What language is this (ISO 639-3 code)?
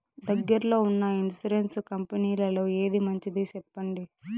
tel